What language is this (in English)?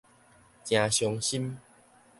Min Nan Chinese